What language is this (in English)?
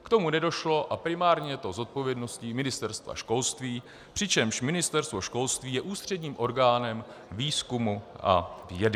Czech